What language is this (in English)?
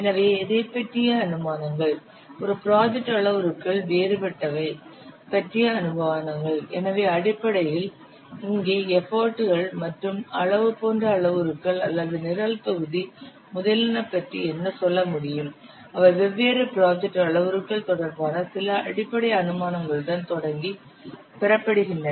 Tamil